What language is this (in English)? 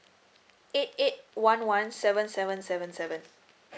English